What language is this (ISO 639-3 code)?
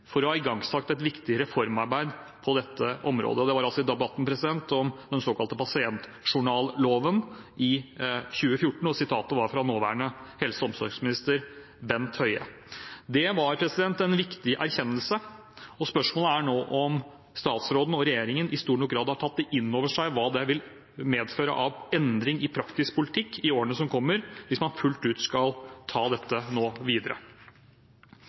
nob